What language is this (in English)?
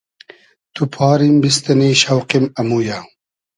Hazaragi